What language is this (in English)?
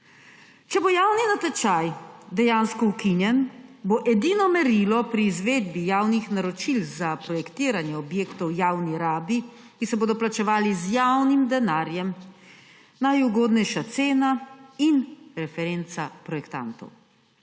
Slovenian